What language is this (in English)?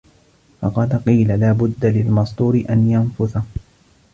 Arabic